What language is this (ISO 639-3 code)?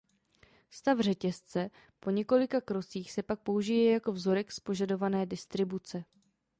ces